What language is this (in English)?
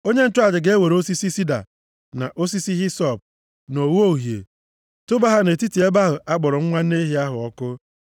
Igbo